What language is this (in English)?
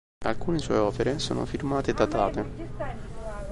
Italian